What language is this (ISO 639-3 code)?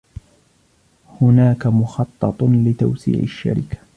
ara